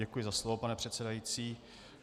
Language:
Czech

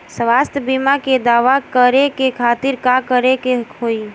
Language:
Bhojpuri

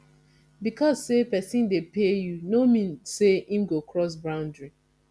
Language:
Nigerian Pidgin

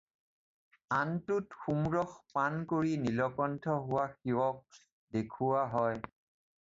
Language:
Assamese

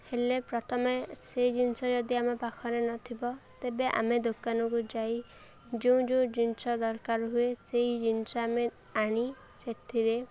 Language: Odia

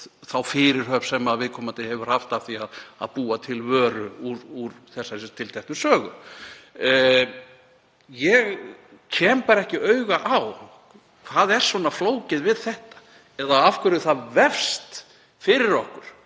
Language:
Icelandic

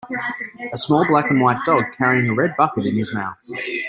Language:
English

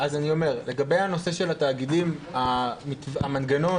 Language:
Hebrew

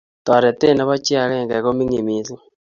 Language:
Kalenjin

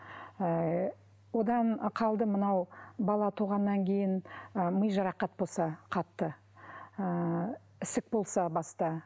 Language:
Kazakh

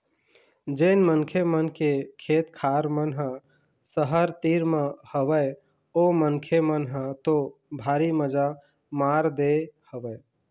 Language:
Chhattisgarhi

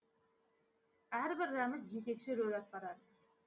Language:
Kazakh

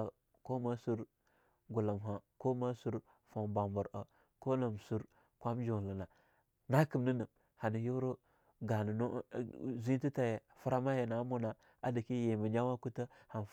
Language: Longuda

